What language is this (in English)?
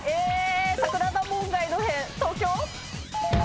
Japanese